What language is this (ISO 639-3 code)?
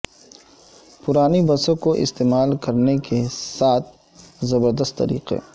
urd